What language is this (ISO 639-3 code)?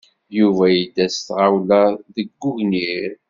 kab